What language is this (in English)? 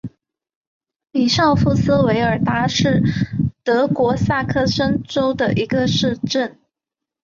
Chinese